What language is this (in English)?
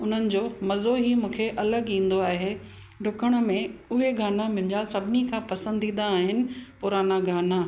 Sindhi